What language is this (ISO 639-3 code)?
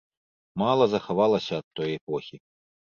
bel